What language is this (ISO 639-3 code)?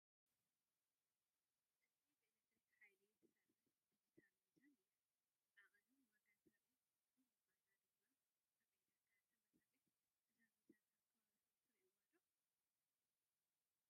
tir